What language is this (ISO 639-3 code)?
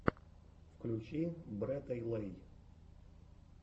rus